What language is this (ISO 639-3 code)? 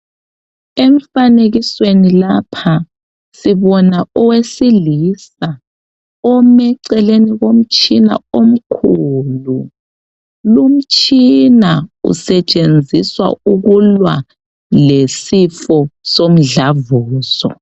nde